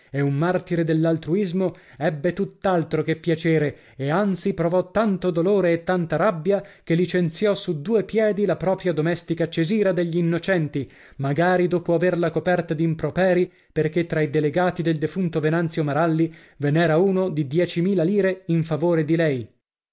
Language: Italian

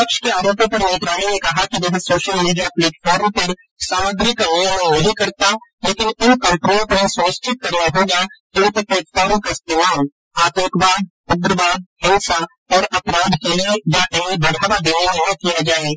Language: Hindi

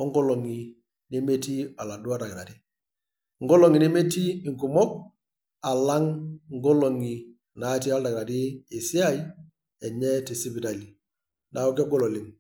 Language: Masai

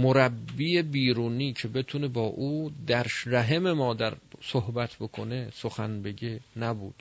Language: Persian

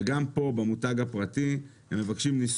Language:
Hebrew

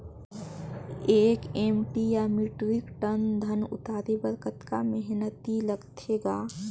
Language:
Chhattisgarhi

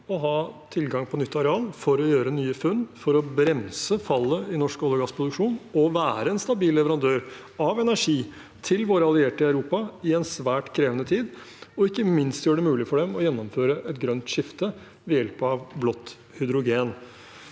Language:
Norwegian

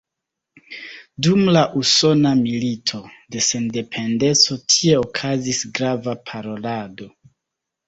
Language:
Esperanto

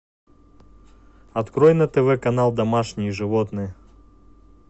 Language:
Russian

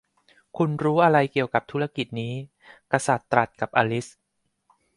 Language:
Thai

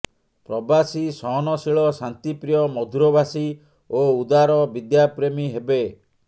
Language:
Odia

